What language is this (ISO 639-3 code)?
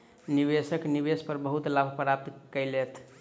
mai